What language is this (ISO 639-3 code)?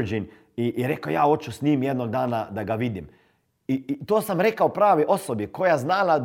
hrv